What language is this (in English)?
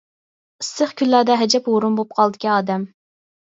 Uyghur